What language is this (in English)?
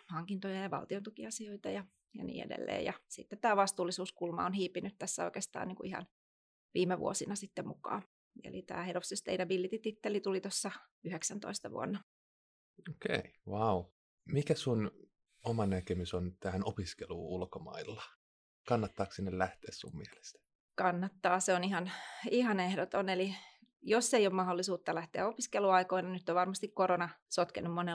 Finnish